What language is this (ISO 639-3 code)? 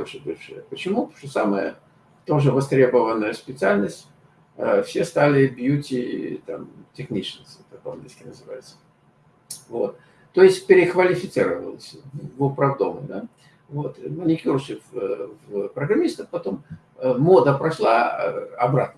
rus